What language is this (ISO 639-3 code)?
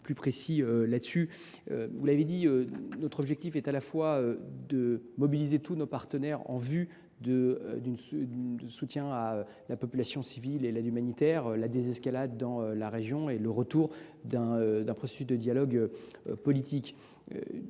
fra